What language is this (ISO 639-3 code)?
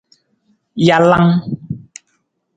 nmz